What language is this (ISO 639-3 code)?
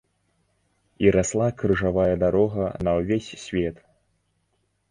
bel